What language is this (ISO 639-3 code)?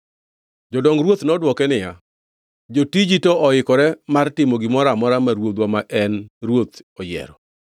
luo